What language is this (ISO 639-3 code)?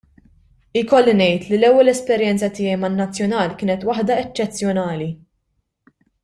mlt